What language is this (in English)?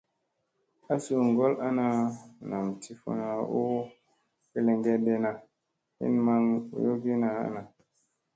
Musey